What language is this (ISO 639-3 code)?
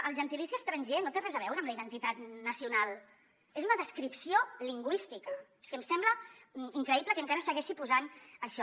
cat